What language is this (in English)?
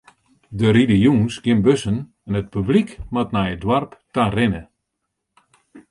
Western Frisian